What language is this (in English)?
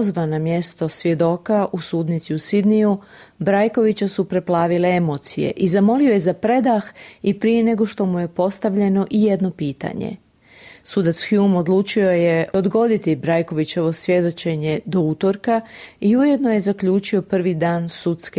Croatian